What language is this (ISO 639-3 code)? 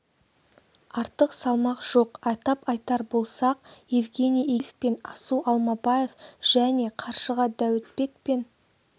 kaz